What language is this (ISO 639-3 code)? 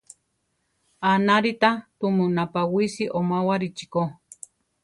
tar